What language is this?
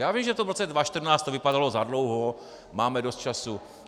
Czech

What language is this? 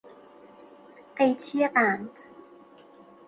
Persian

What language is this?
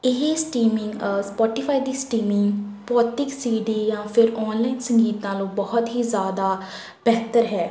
Punjabi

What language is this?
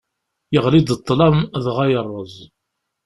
Kabyle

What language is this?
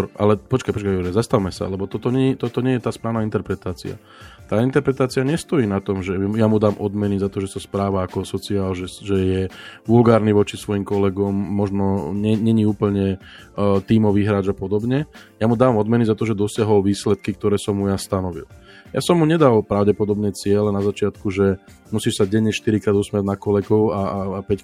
Slovak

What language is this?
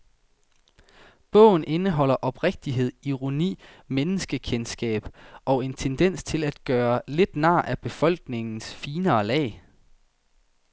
Danish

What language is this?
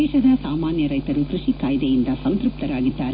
Kannada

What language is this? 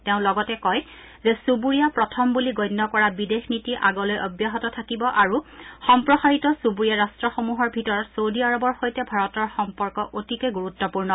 Assamese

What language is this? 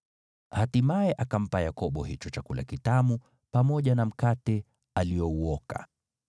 Swahili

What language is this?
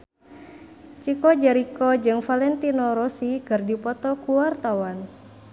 Sundanese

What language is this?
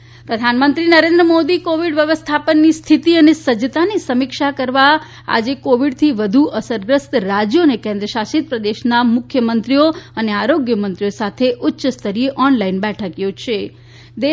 Gujarati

